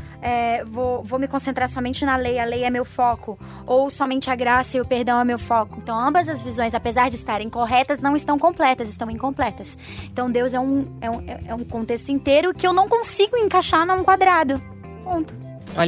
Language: Portuguese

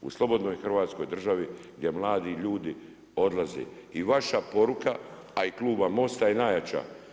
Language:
Croatian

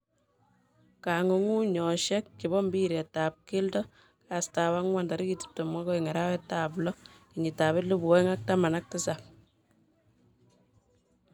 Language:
Kalenjin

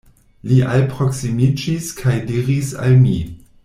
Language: Esperanto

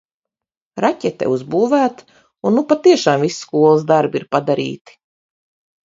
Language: Latvian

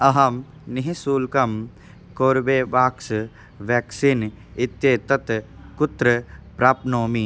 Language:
Sanskrit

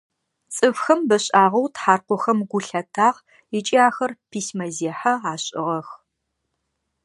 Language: Adyghe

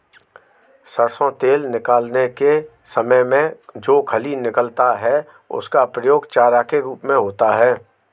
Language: Hindi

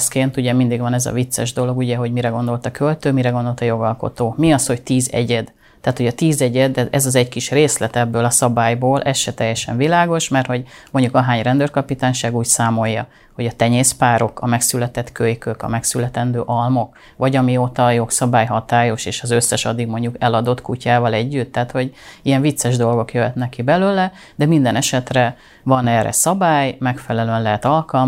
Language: Hungarian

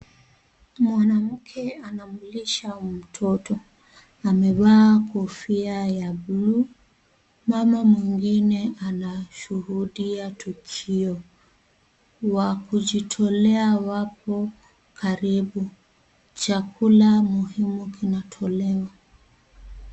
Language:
Swahili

